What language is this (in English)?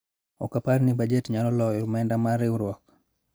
Luo (Kenya and Tanzania)